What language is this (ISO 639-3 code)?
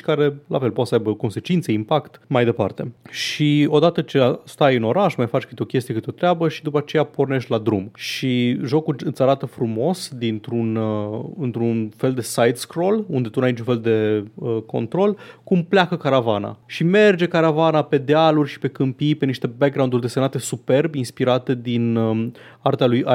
ron